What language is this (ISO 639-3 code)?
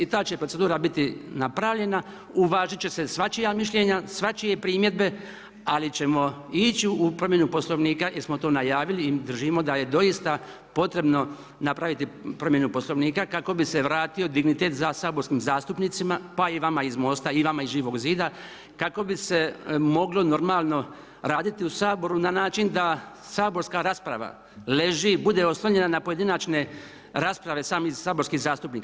hrv